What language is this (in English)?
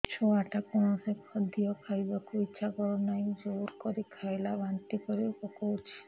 Odia